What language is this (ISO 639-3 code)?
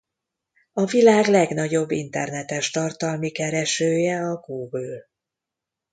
hun